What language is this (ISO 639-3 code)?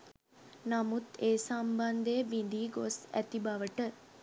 sin